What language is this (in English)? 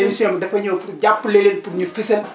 Wolof